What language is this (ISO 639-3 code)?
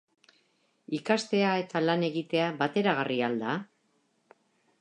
eus